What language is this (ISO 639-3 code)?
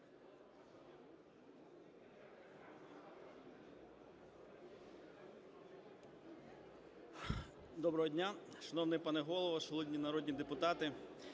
ukr